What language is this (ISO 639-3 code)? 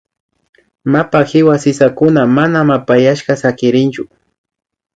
qvi